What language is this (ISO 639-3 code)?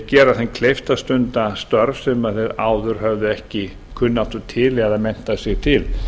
isl